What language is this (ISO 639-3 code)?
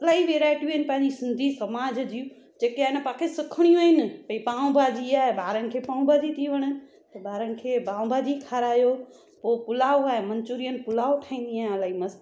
snd